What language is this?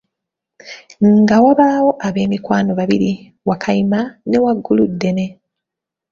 Ganda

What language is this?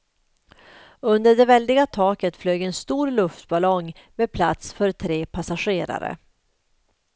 Swedish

